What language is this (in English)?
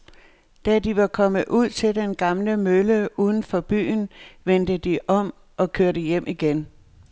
Danish